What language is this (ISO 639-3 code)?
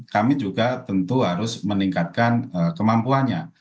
ind